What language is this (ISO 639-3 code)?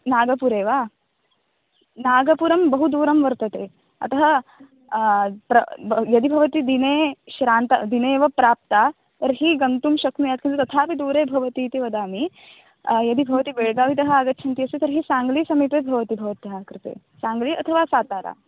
san